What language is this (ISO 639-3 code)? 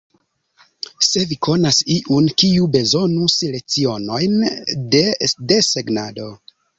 epo